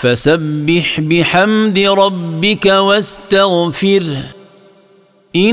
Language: Arabic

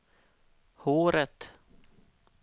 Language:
Swedish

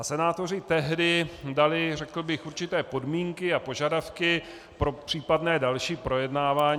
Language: Czech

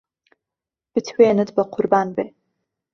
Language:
Central Kurdish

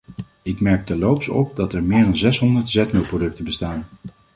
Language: Dutch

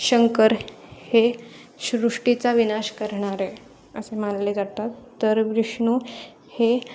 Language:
Marathi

